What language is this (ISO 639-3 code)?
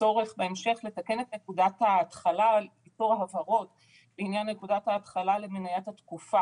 heb